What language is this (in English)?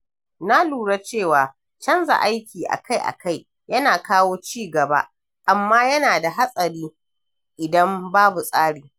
Hausa